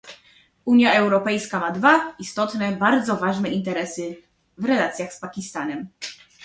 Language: Polish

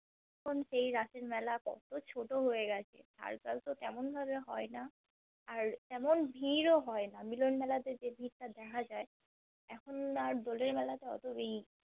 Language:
Bangla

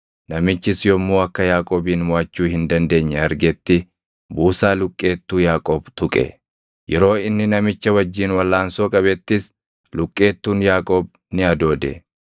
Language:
Oromo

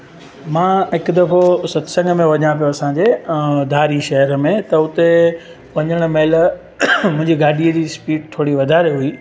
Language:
Sindhi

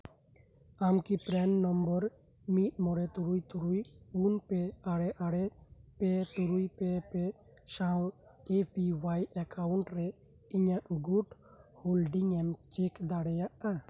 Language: Santali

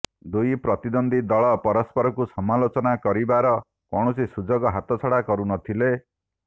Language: Odia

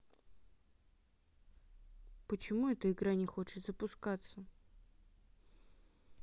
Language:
Russian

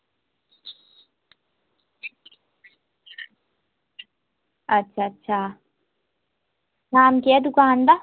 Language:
Dogri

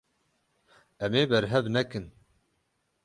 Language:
Kurdish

